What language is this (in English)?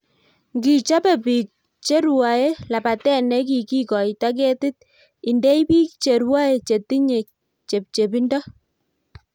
Kalenjin